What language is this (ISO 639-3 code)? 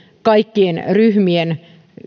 fin